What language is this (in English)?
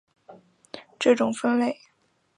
Chinese